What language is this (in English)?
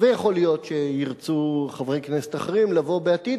Hebrew